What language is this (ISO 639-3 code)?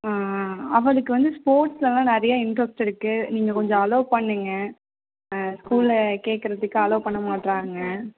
tam